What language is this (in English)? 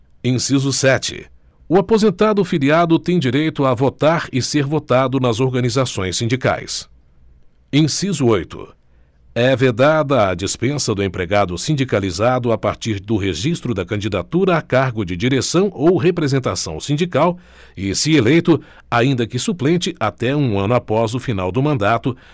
Portuguese